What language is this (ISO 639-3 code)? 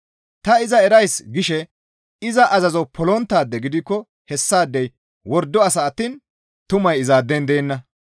gmv